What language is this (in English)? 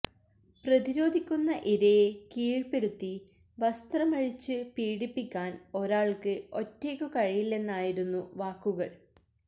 Malayalam